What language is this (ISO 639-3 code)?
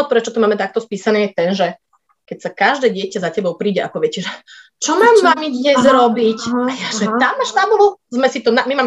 slk